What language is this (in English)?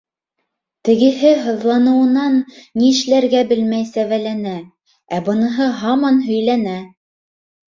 Bashkir